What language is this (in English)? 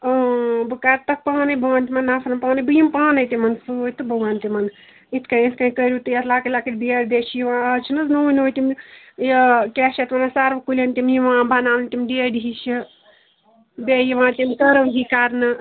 Kashmiri